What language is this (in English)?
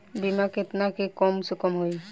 Bhojpuri